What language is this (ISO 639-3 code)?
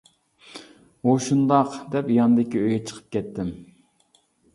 uig